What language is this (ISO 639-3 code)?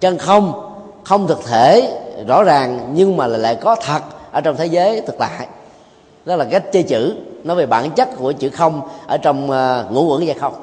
vie